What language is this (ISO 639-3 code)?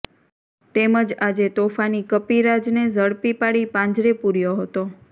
guj